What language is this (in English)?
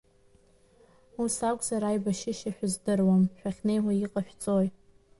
Abkhazian